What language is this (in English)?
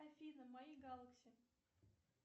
Russian